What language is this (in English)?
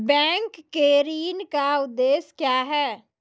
Maithili